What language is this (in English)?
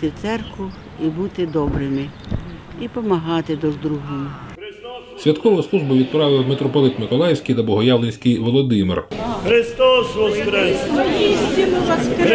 Ukrainian